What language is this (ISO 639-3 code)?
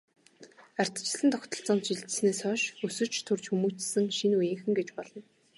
mon